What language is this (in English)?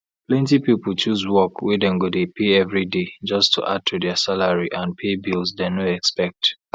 Nigerian Pidgin